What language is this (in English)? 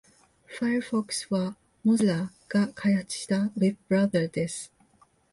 Japanese